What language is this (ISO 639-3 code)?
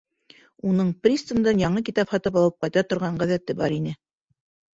bak